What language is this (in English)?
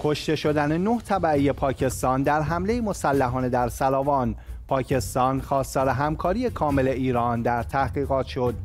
Persian